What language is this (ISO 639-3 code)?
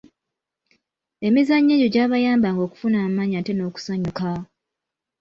lug